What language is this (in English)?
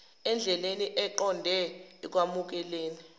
Zulu